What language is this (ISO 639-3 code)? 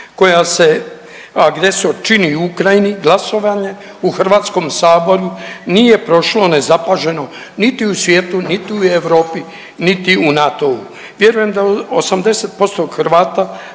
hrv